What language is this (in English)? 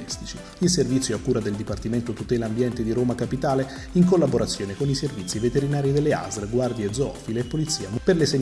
Italian